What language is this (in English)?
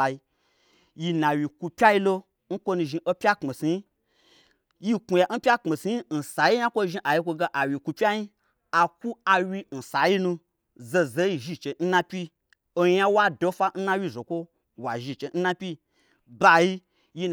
Gbagyi